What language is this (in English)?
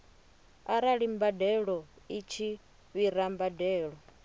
Venda